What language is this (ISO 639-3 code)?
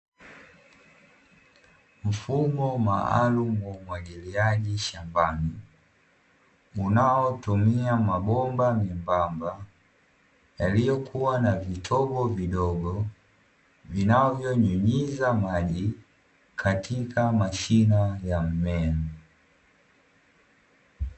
swa